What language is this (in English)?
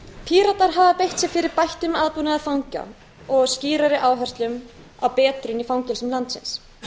Icelandic